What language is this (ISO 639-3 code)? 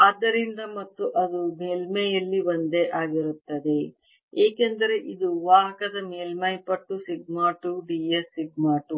kan